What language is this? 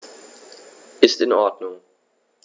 German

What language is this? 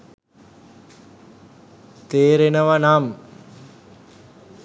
Sinhala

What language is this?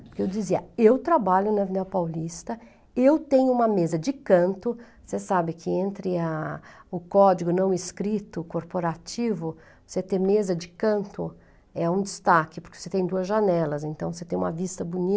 Portuguese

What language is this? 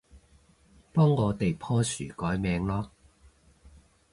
Cantonese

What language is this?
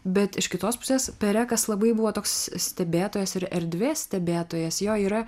Lithuanian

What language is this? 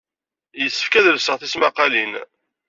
Kabyle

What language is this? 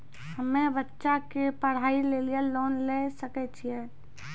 Maithili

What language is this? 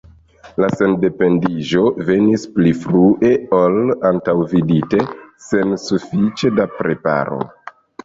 Esperanto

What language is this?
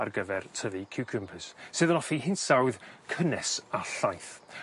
Welsh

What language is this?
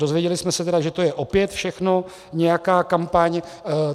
Czech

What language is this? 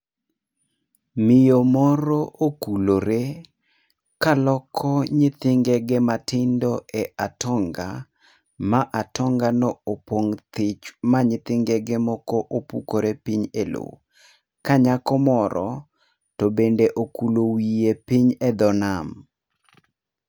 Luo (Kenya and Tanzania)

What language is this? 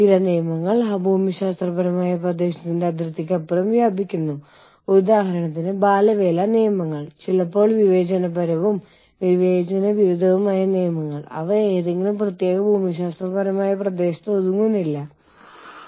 Malayalam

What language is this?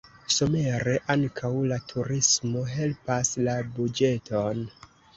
Esperanto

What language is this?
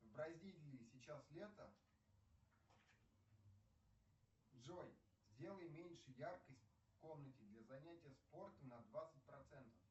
Russian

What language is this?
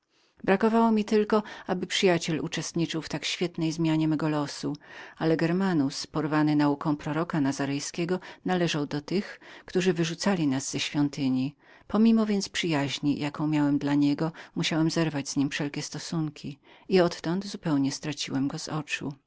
Polish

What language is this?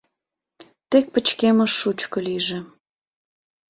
Mari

